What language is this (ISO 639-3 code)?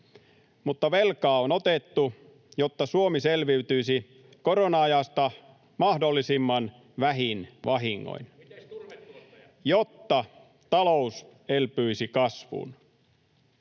fin